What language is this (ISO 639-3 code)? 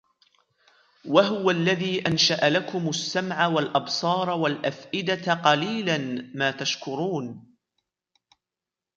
ara